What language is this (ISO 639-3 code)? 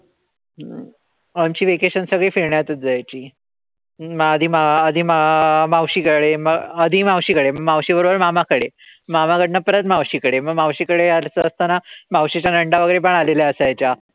mar